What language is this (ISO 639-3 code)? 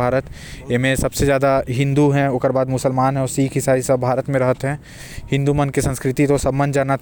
kfp